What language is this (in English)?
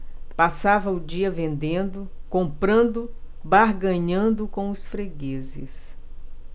Portuguese